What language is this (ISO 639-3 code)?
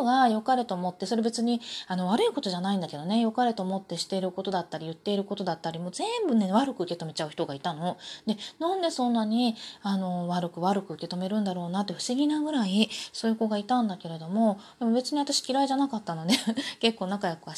jpn